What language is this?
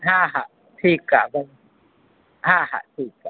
Sindhi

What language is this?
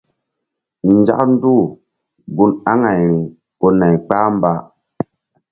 Mbum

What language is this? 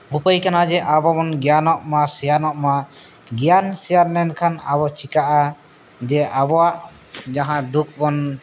Santali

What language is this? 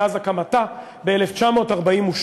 Hebrew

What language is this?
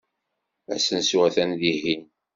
Kabyle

